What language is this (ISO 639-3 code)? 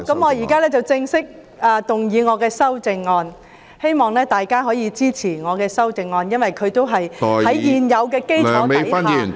yue